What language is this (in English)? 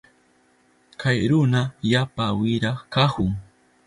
Southern Pastaza Quechua